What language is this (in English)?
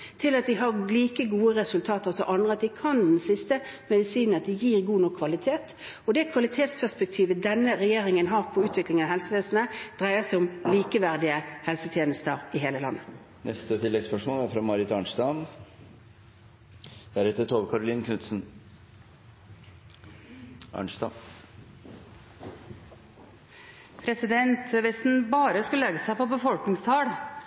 Norwegian